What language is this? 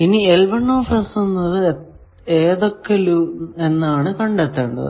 Malayalam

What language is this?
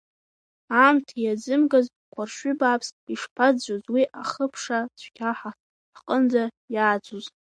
Abkhazian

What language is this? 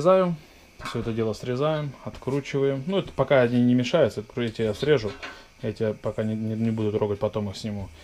Russian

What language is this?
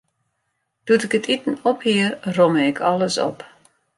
Western Frisian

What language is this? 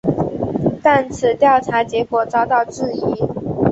Chinese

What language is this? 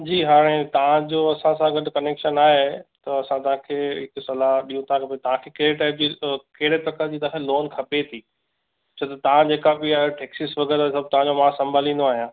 Sindhi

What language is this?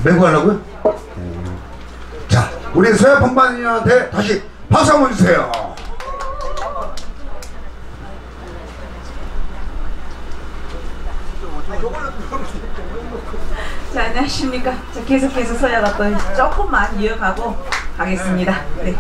Korean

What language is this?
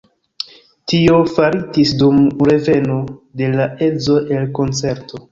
Esperanto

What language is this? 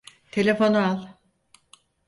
Turkish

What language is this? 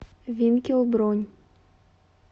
Russian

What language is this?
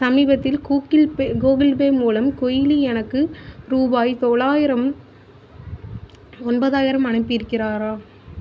Tamil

